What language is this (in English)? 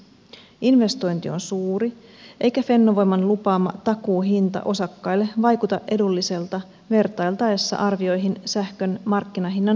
Finnish